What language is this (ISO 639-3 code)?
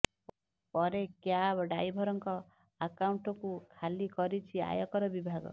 ori